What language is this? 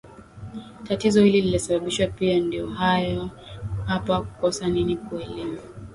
Swahili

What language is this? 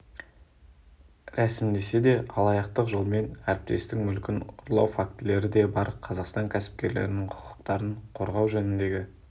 Kazakh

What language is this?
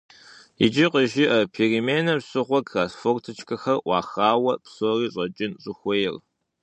Kabardian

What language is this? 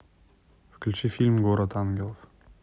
Russian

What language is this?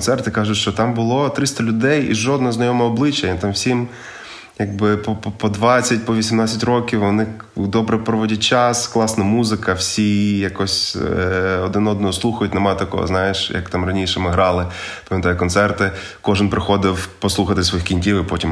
Ukrainian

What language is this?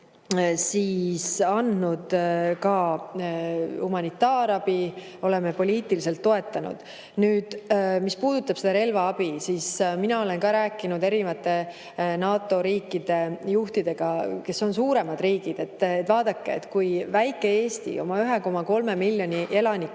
Estonian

